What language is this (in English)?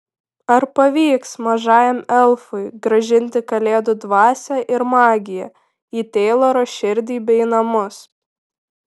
Lithuanian